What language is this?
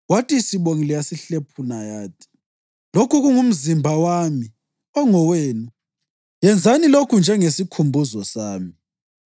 North Ndebele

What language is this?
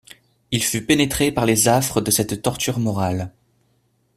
French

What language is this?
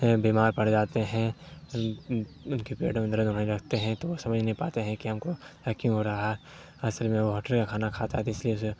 Urdu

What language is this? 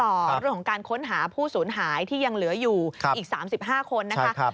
Thai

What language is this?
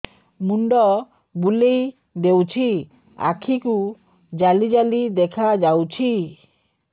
Odia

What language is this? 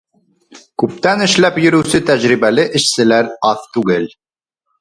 Bashkir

